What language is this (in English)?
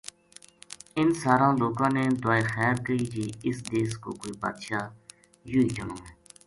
Gujari